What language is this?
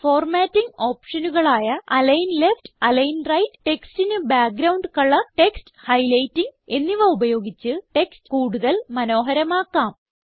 Malayalam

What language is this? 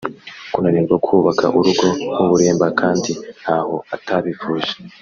Kinyarwanda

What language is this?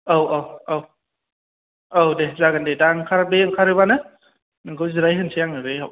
Bodo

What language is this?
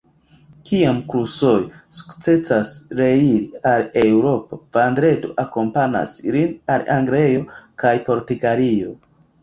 Esperanto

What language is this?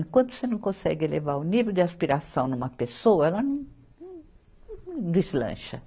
Portuguese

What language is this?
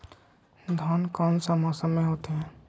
Magahi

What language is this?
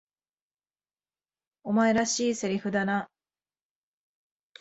Japanese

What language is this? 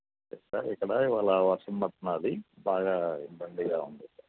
Telugu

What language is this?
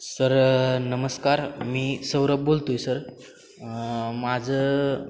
Marathi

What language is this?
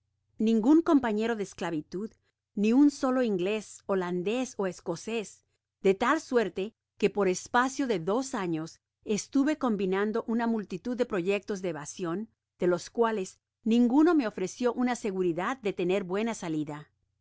Spanish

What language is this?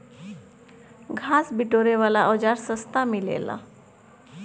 Bhojpuri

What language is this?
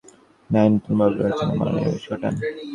Bangla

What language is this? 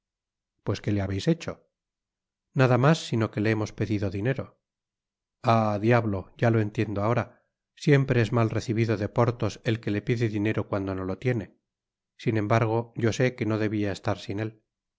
Spanish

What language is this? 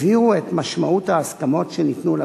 Hebrew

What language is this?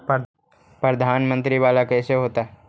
Magahi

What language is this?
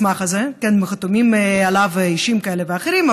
Hebrew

